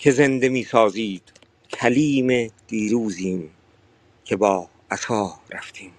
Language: Persian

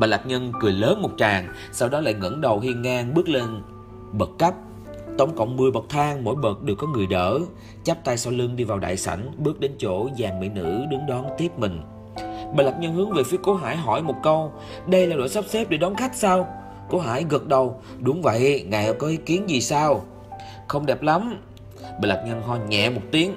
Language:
Vietnamese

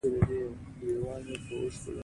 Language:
Pashto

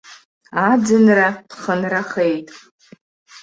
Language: Abkhazian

